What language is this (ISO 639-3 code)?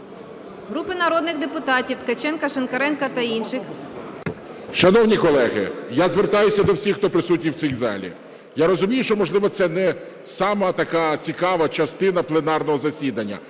ukr